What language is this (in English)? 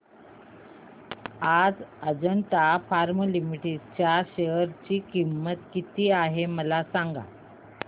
Marathi